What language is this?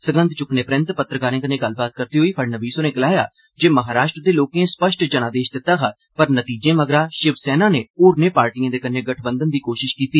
Dogri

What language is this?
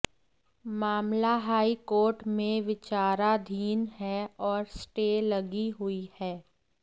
Hindi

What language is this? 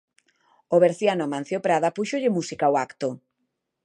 Galician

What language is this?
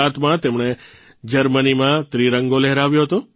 Gujarati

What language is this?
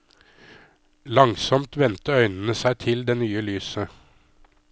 Norwegian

